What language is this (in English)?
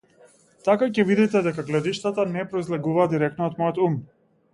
Macedonian